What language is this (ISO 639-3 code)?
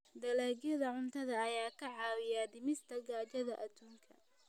som